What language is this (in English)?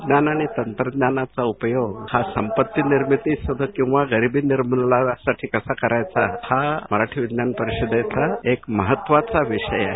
Marathi